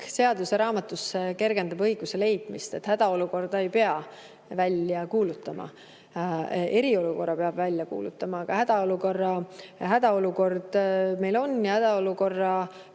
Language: Estonian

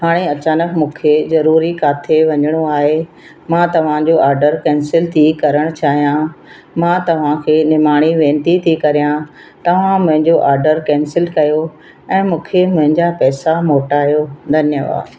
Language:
Sindhi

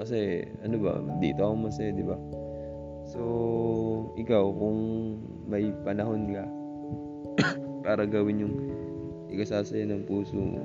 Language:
Filipino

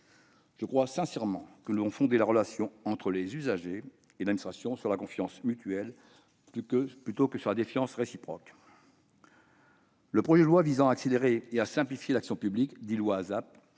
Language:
French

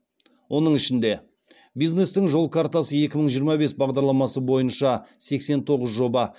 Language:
Kazakh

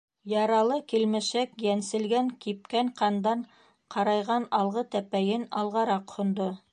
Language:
Bashkir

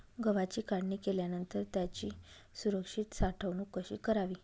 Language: Marathi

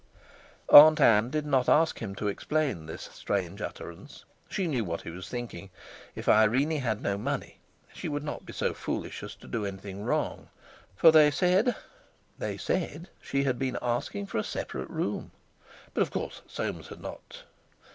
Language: English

